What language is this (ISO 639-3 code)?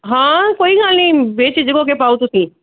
pan